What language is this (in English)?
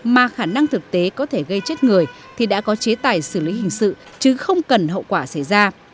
Vietnamese